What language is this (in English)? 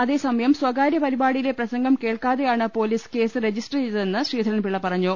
Malayalam